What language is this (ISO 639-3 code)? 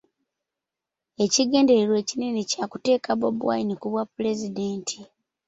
lug